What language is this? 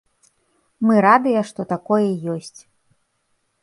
Belarusian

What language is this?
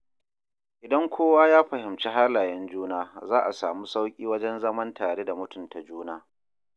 Hausa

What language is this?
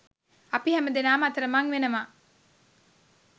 Sinhala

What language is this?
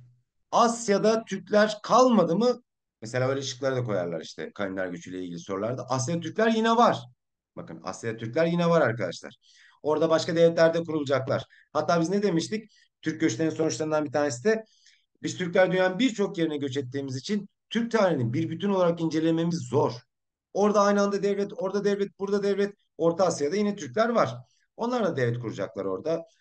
Turkish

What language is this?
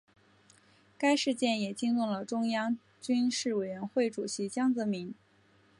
Chinese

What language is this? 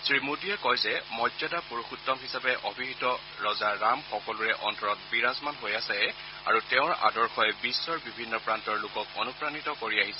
Assamese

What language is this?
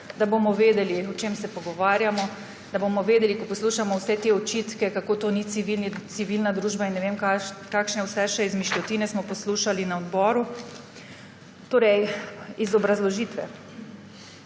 Slovenian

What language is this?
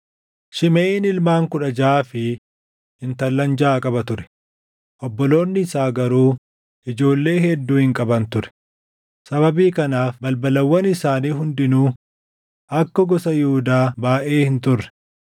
Oromo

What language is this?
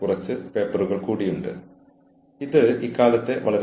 Malayalam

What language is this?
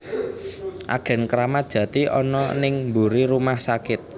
Javanese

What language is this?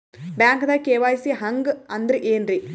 Kannada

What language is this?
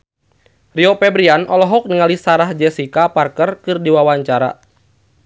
Sundanese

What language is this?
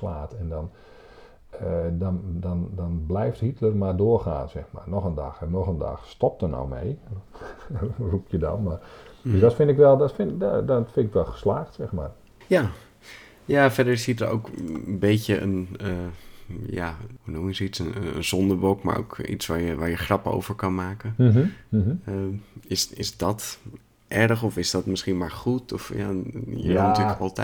Dutch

